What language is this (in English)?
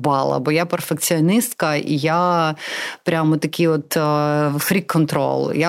Ukrainian